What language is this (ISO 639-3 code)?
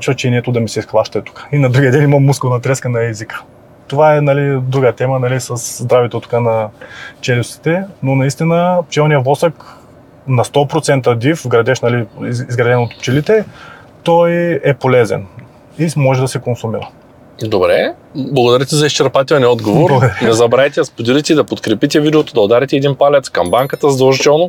bul